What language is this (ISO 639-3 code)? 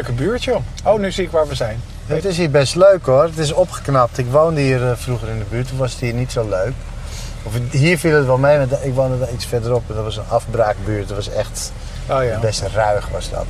nld